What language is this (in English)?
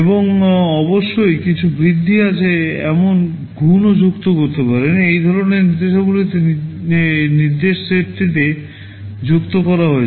Bangla